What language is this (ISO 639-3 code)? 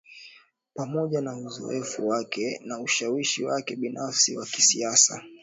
swa